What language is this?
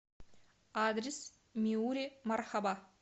Russian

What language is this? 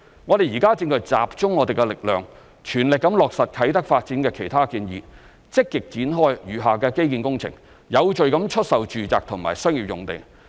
Cantonese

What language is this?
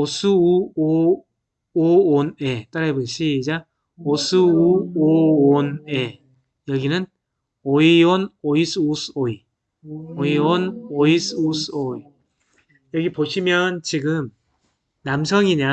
Korean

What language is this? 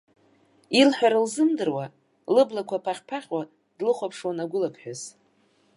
Abkhazian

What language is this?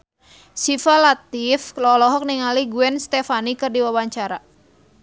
Sundanese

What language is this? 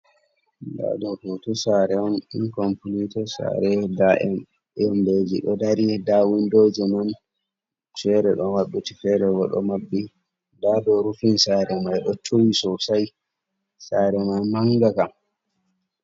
Fula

